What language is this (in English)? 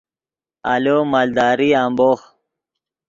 Yidgha